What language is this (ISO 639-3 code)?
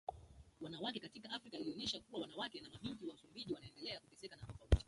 swa